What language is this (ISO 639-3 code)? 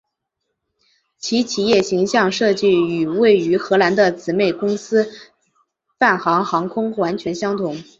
zho